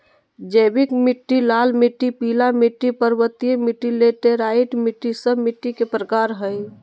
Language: Magahi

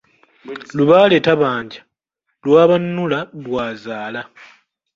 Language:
Ganda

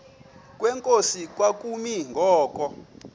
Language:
Xhosa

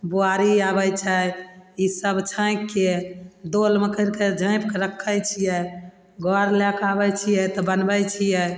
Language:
Maithili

